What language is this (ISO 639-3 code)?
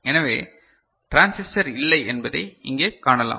tam